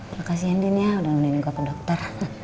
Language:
Indonesian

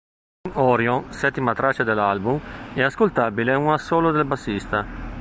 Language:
Italian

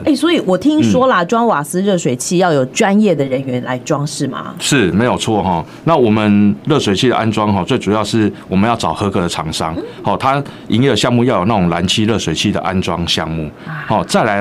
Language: Chinese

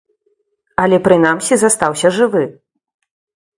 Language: Belarusian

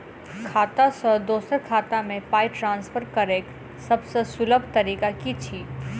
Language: Maithili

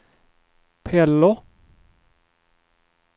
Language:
Swedish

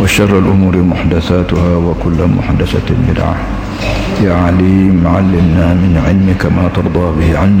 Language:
Malay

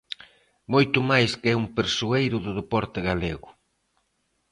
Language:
Galician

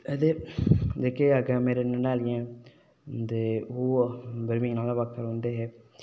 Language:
Dogri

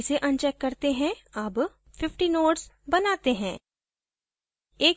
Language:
Hindi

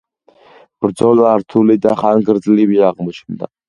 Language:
Georgian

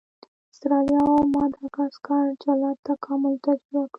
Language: Pashto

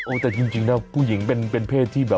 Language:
Thai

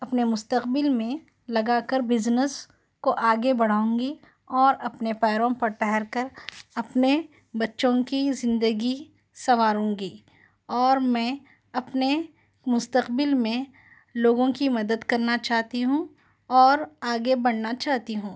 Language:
Urdu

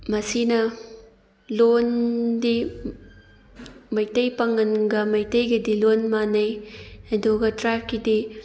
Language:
Manipuri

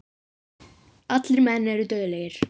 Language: Icelandic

